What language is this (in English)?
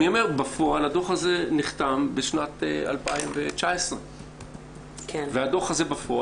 Hebrew